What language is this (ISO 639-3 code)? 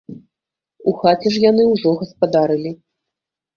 bel